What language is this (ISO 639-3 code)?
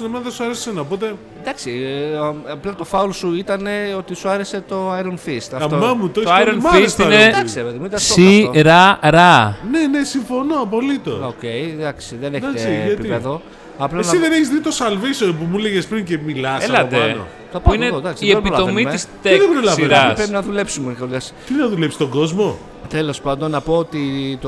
ell